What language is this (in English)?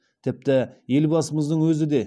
Kazakh